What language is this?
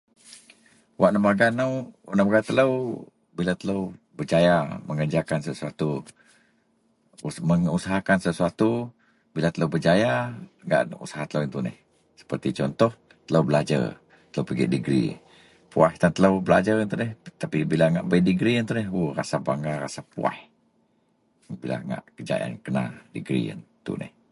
Central Melanau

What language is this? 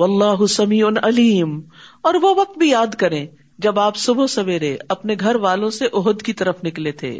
Urdu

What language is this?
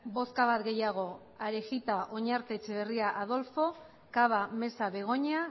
Basque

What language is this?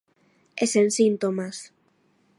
Galician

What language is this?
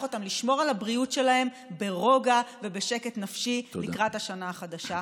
Hebrew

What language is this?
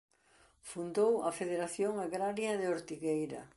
Galician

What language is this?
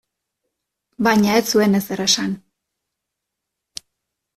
Basque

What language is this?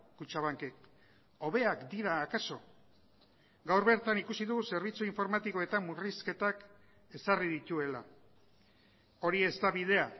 Basque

